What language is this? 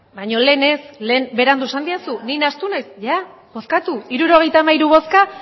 Basque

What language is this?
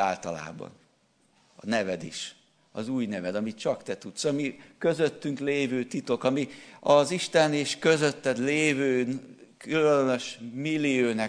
Hungarian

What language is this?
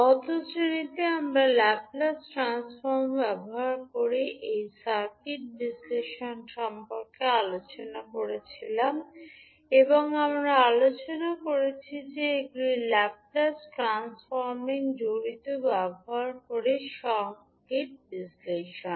Bangla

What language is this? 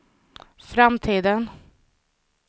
Swedish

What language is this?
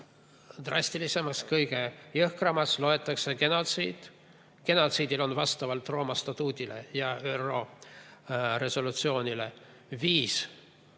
Estonian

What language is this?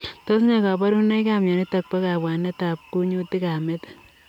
Kalenjin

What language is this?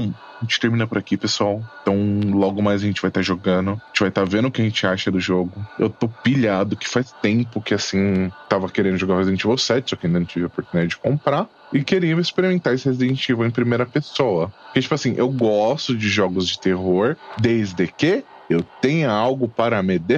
Portuguese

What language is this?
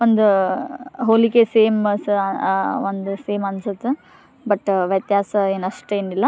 Kannada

